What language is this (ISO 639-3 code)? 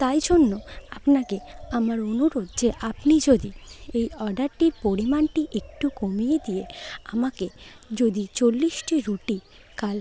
ben